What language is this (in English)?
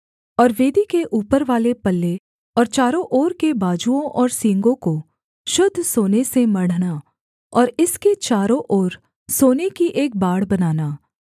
Hindi